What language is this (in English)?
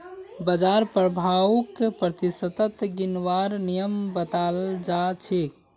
Magahi